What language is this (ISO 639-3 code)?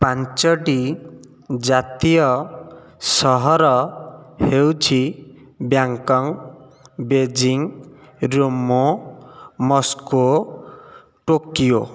ori